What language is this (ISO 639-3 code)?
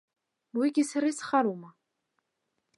abk